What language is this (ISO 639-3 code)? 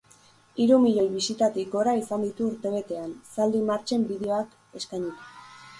eus